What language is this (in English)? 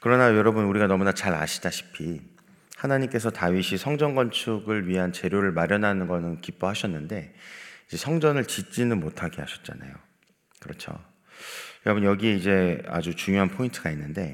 Korean